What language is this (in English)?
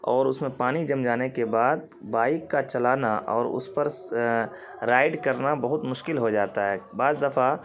Urdu